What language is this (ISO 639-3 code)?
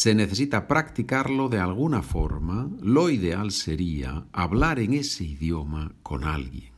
spa